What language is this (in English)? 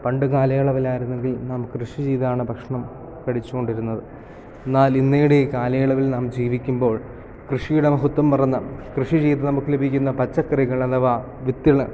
Malayalam